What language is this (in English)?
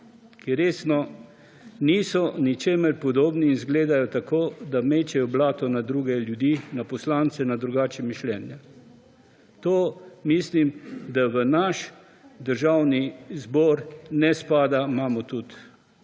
Slovenian